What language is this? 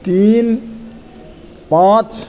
Maithili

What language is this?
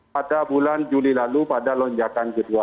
Indonesian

